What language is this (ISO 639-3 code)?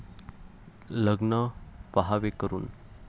mar